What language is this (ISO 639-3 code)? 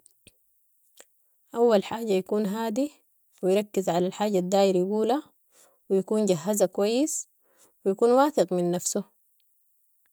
apd